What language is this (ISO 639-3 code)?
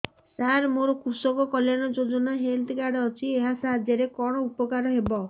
ori